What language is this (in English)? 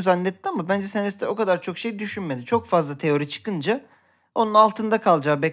Turkish